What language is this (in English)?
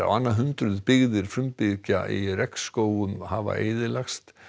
Icelandic